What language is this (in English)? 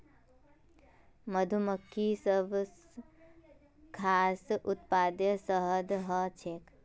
Magahi